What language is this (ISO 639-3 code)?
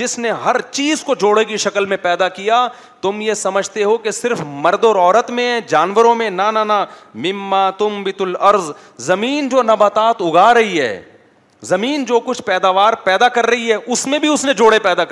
urd